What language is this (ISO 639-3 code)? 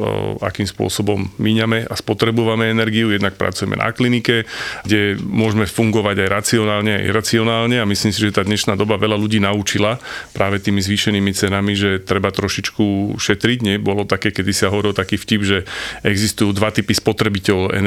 slk